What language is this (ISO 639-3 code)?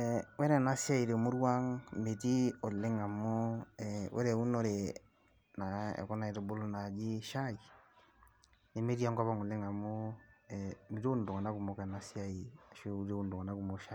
mas